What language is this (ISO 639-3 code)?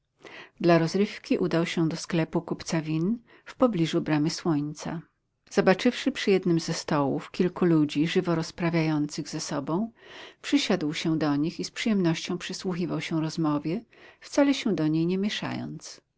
pol